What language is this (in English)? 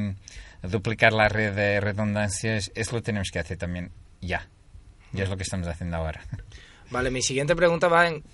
Spanish